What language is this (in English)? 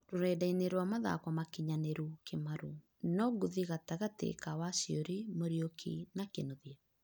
Kikuyu